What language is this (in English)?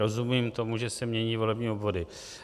Czech